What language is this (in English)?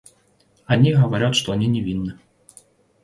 Russian